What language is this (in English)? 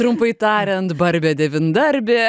Lithuanian